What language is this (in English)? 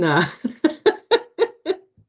Welsh